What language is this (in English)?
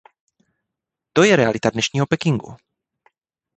Czech